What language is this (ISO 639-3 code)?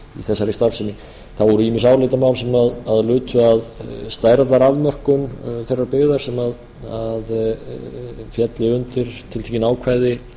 isl